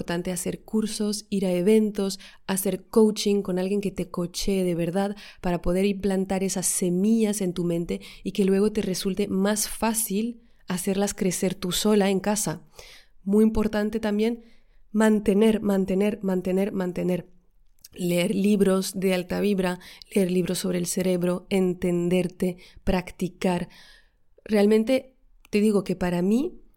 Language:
Spanish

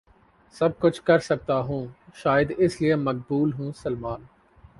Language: Urdu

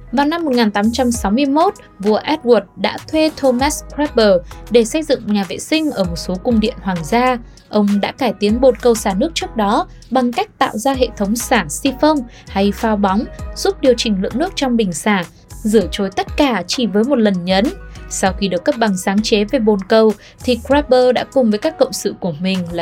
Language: Vietnamese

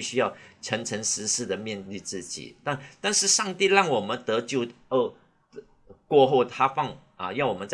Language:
Chinese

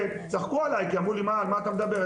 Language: Hebrew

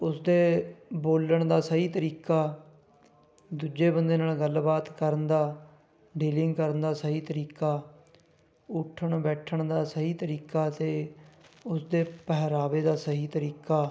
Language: Punjabi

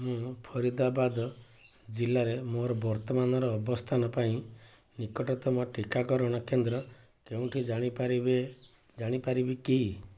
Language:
Odia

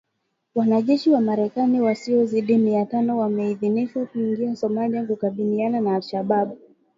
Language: Swahili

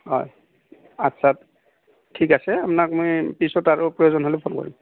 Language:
Assamese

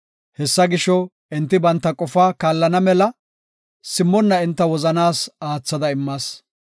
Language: Gofa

